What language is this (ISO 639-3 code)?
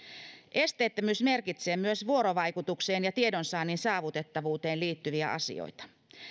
fin